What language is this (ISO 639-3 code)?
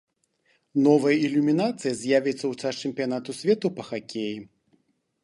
bel